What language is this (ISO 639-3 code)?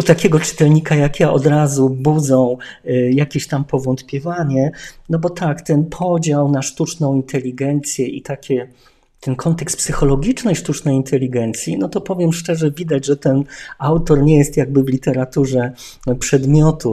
pol